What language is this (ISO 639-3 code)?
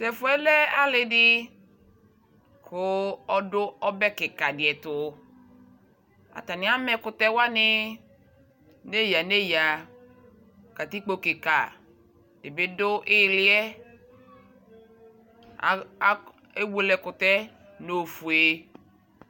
kpo